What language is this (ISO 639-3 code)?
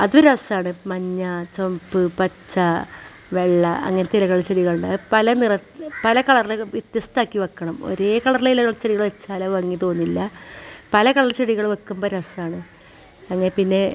mal